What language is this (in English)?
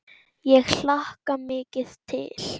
Icelandic